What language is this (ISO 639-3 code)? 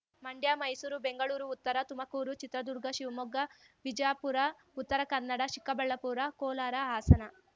kan